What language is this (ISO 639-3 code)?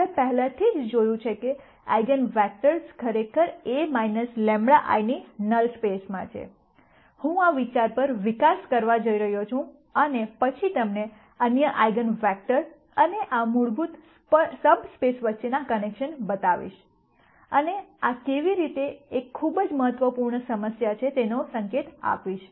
guj